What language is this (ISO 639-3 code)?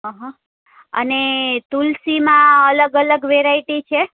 guj